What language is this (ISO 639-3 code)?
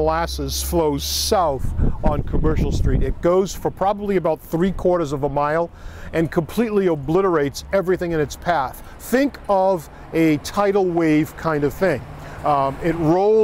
eng